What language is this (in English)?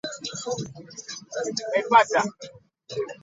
English